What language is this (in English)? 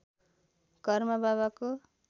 Nepali